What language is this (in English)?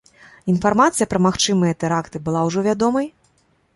Belarusian